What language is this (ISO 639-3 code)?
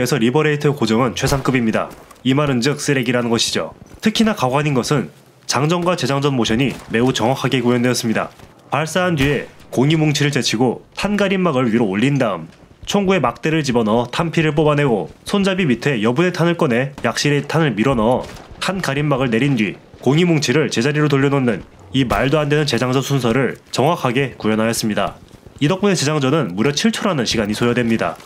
kor